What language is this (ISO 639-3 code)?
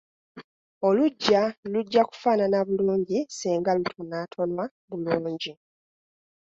lug